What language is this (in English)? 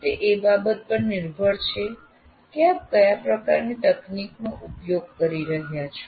Gujarati